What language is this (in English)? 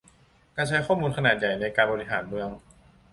Thai